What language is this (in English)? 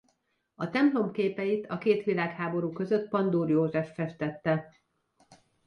Hungarian